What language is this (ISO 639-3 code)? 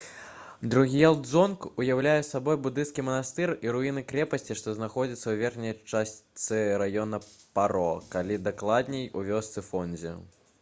bel